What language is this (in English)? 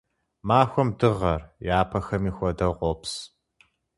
Kabardian